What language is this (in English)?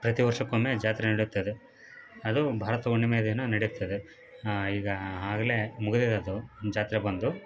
Kannada